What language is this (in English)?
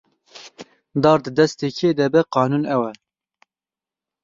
Kurdish